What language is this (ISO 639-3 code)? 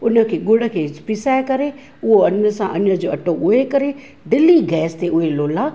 snd